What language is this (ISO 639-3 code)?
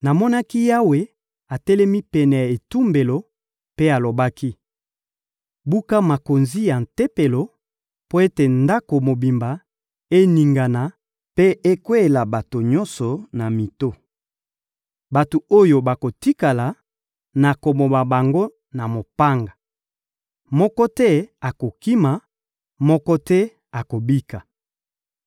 lin